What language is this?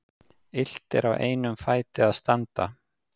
Icelandic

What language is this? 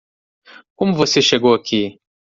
Portuguese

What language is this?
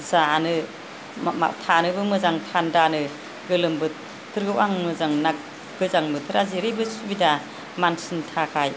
Bodo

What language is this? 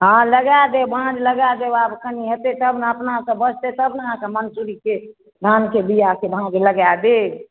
Maithili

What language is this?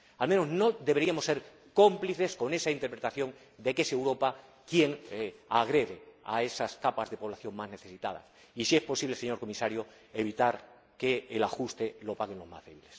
Spanish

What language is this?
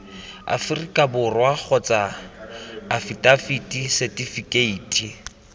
Tswana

